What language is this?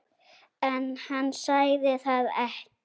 Icelandic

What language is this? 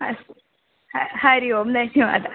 Sanskrit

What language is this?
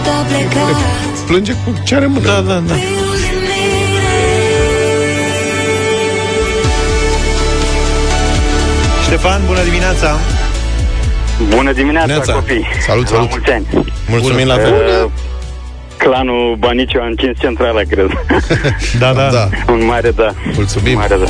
Romanian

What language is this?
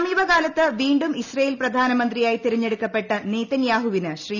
Malayalam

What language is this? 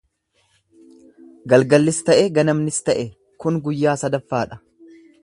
Oromo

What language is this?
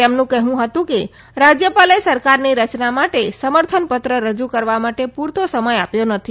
Gujarati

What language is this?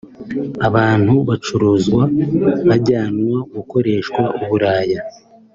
Kinyarwanda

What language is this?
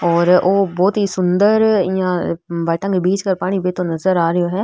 Rajasthani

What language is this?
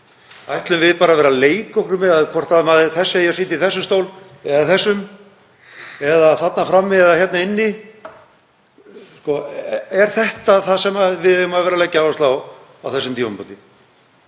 Icelandic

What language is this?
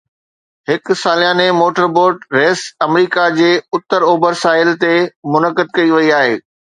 Sindhi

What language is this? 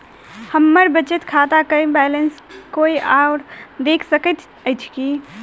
Maithili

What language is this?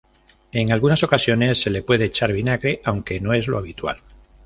Spanish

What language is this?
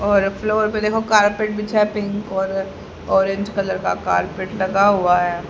Hindi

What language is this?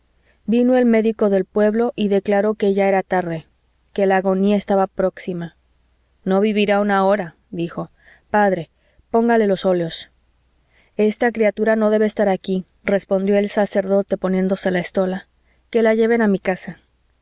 Spanish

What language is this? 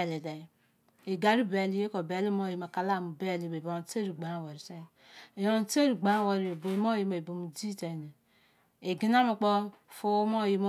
Izon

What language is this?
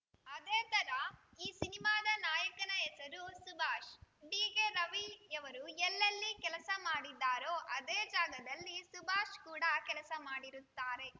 Kannada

